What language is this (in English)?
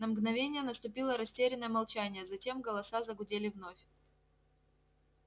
Russian